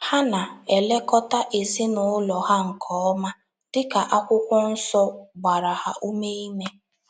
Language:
Igbo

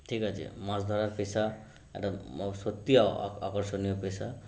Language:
Bangla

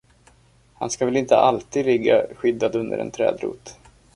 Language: Swedish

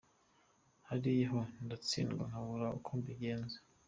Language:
Kinyarwanda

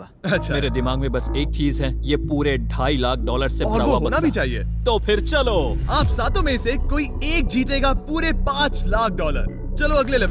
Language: Hindi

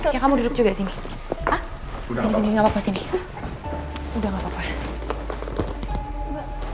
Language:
Indonesian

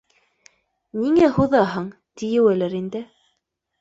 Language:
Bashkir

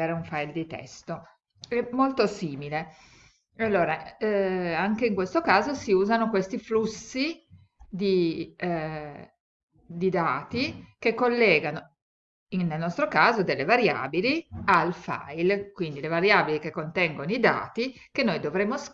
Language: Italian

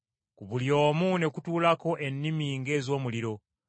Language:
Ganda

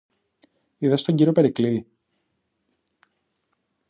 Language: Greek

